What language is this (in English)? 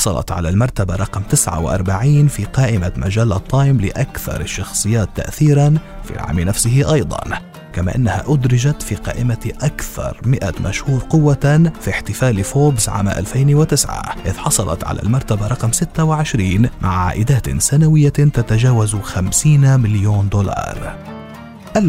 Arabic